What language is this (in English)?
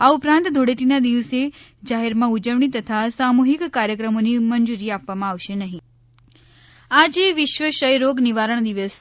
Gujarati